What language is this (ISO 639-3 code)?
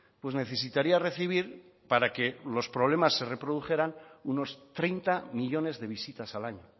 spa